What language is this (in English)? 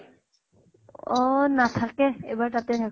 Assamese